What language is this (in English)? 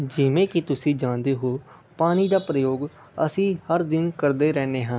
Punjabi